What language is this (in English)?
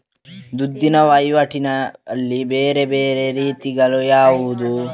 Kannada